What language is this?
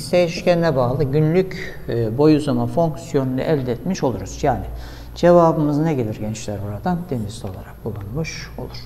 Turkish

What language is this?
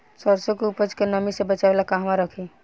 Bhojpuri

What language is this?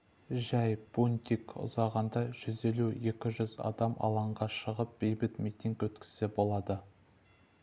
Kazakh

